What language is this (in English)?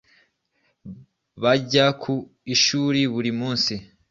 Kinyarwanda